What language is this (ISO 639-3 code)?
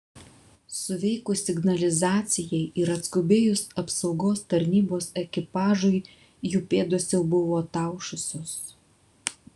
lit